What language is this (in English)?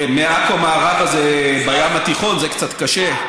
Hebrew